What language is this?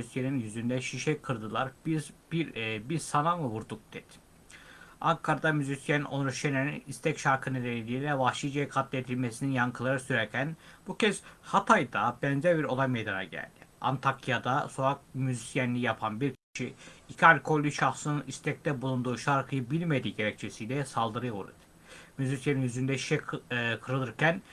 Turkish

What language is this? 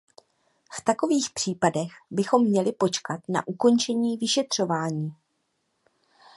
Czech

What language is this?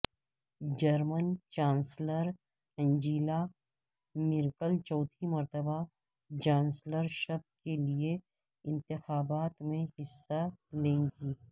Urdu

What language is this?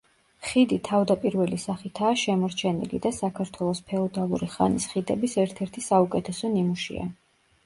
Georgian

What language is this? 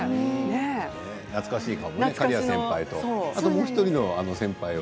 Japanese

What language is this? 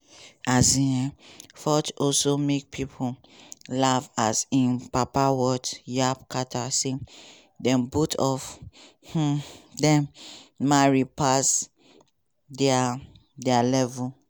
Nigerian Pidgin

